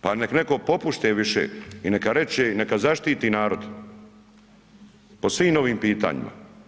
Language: Croatian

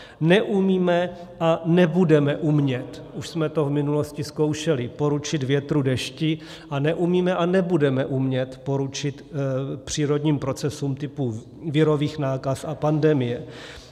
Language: Czech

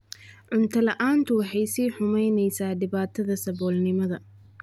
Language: Somali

